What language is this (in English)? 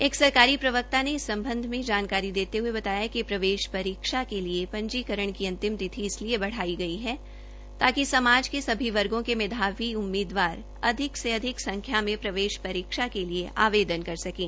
Hindi